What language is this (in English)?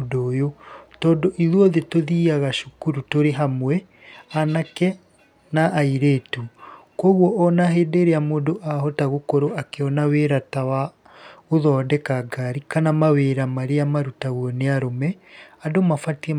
Kikuyu